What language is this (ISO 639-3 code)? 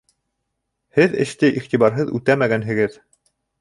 bak